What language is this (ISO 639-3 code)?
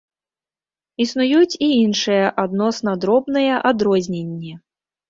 bel